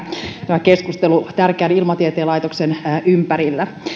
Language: Finnish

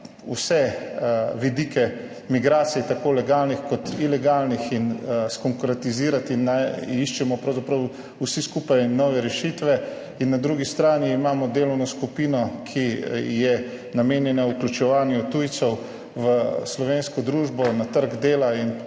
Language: Slovenian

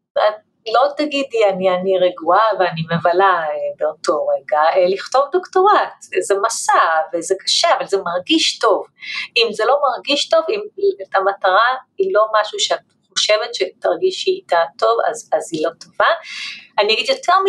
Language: Hebrew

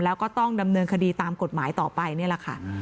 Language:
Thai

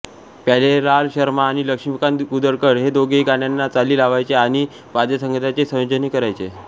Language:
Marathi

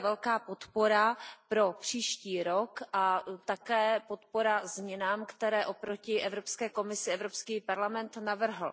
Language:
Czech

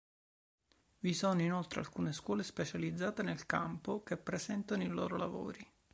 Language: Italian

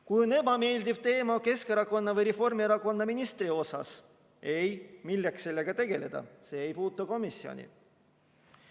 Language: Estonian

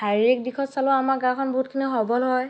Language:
Assamese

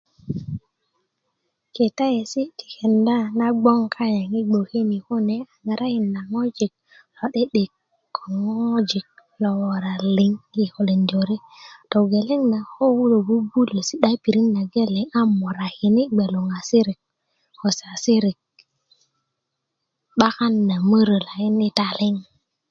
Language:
Kuku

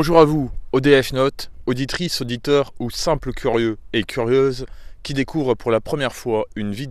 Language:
French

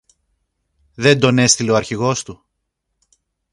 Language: Greek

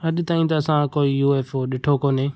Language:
Sindhi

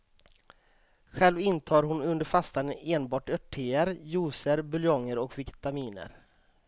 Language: Swedish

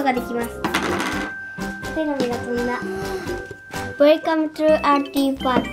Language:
Japanese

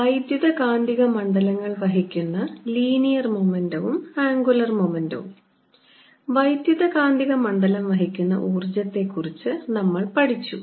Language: Malayalam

